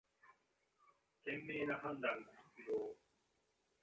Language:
Japanese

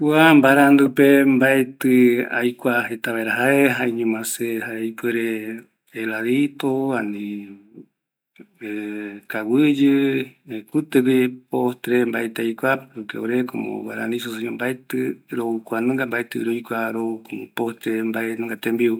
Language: Eastern Bolivian Guaraní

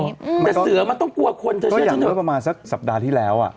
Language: Thai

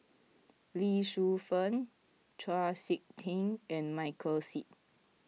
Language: English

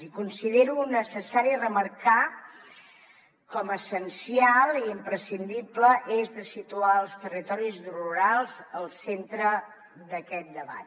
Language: Catalan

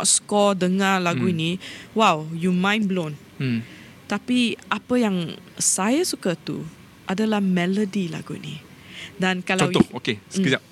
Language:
Malay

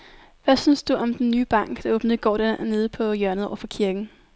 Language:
Danish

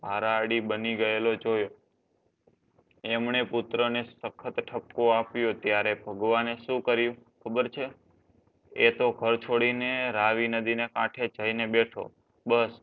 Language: Gujarati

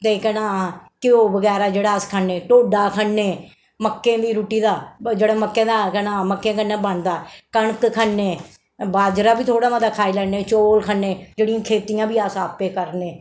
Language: Dogri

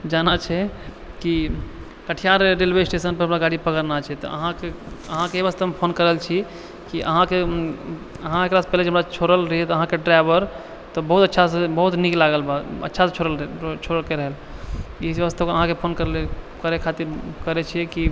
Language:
Maithili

